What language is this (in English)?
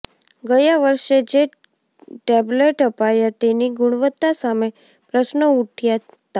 Gujarati